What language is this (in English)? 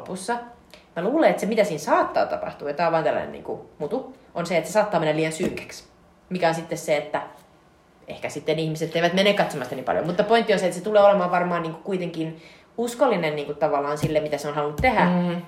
Finnish